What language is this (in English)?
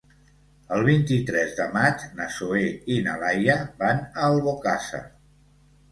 Catalan